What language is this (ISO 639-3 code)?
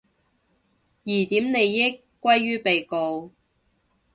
yue